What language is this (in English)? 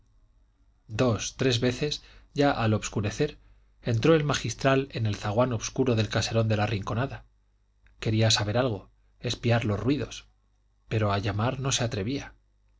Spanish